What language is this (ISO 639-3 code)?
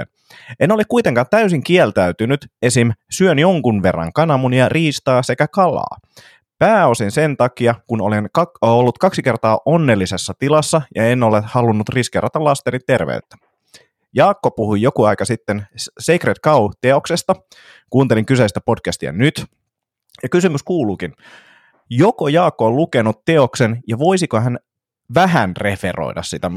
fin